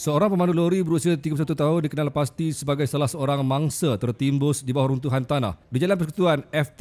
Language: Malay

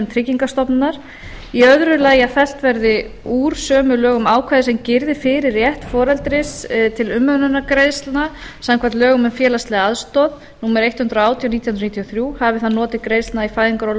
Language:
Icelandic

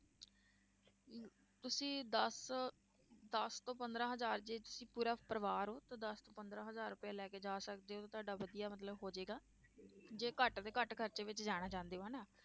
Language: Punjabi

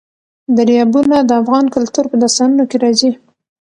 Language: Pashto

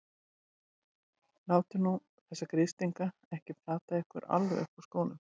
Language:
Icelandic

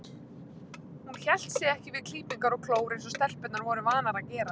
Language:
Icelandic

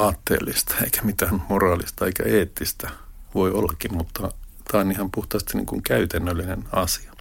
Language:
Finnish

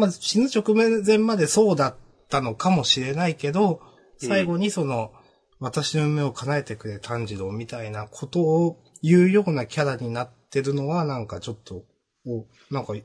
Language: Japanese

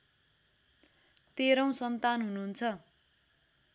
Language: Nepali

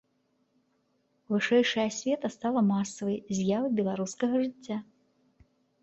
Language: Belarusian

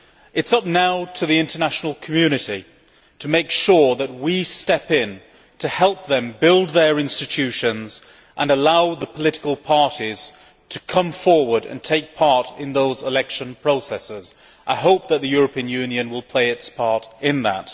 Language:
English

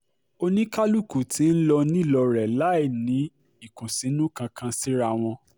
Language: Yoruba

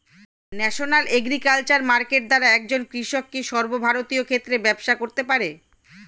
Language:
Bangla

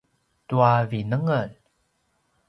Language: Paiwan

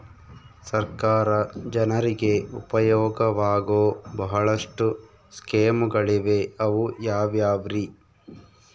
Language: Kannada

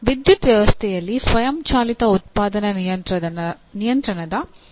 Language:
Kannada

